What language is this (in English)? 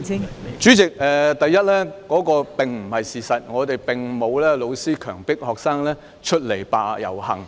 Cantonese